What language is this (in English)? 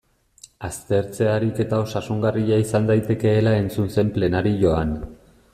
Basque